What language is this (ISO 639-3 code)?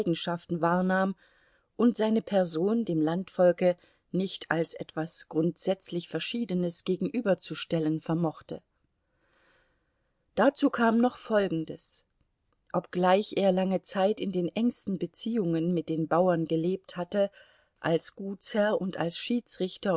deu